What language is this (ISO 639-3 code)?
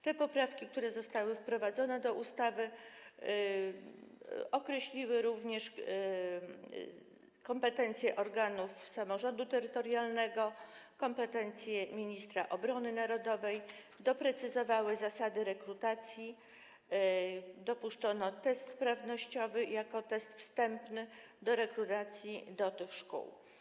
pol